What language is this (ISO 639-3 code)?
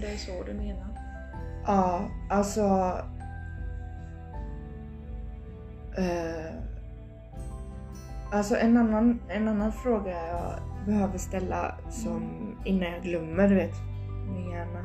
swe